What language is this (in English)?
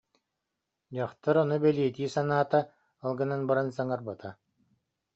Yakut